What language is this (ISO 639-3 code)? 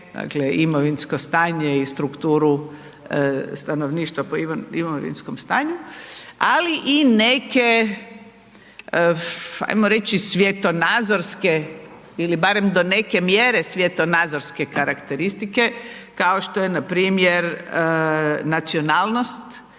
hrv